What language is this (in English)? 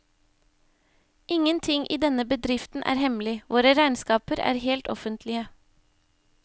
Norwegian